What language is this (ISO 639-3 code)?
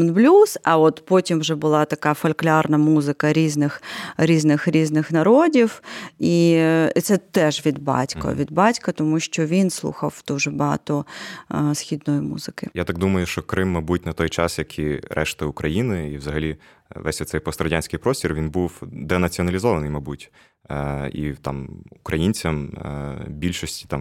ukr